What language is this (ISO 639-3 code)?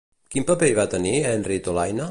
cat